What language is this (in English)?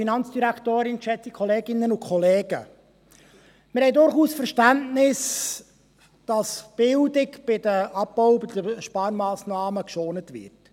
Swiss German